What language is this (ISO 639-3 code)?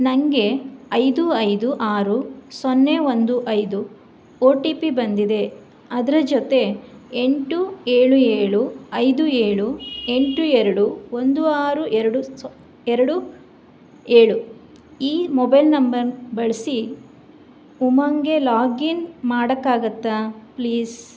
kan